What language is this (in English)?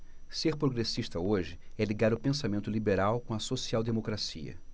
Portuguese